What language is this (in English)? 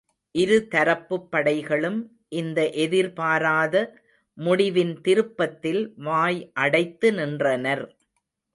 Tamil